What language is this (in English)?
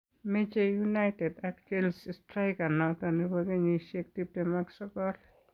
Kalenjin